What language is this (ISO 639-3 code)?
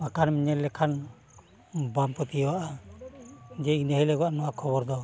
sat